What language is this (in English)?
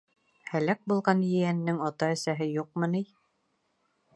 Bashkir